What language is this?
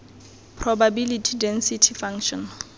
Tswana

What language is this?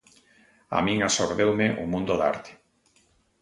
Galician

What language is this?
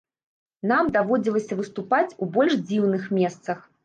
Belarusian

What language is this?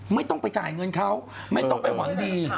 Thai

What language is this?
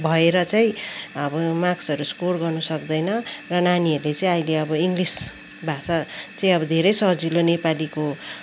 Nepali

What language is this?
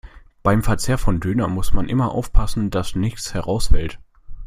German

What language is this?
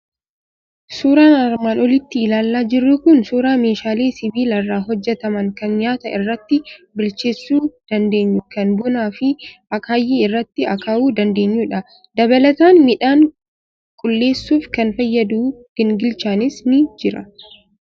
Oromo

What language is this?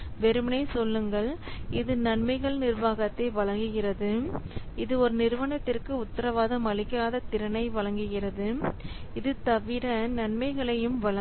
Tamil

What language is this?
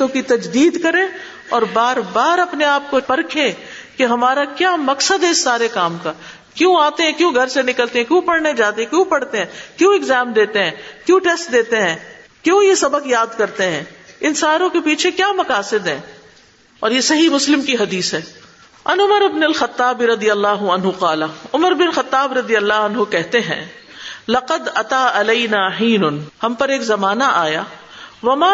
Urdu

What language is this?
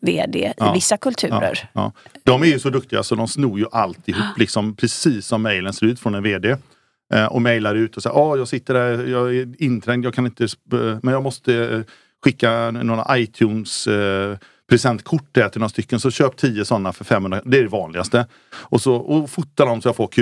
Swedish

